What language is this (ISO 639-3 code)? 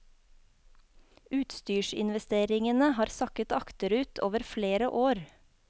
nor